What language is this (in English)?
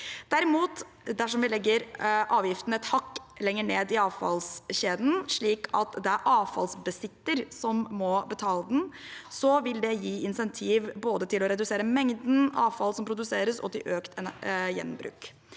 Norwegian